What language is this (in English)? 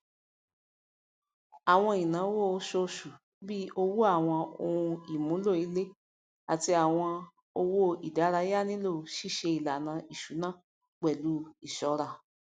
Yoruba